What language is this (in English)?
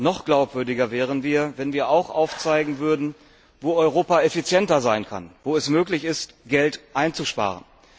German